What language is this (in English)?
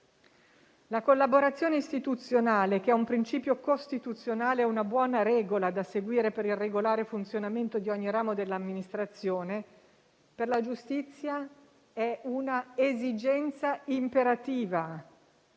Italian